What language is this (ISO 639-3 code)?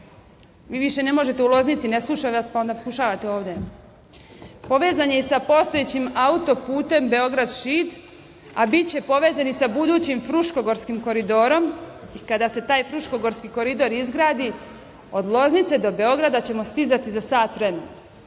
srp